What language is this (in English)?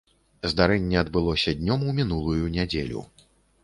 Belarusian